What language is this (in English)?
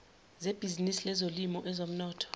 Zulu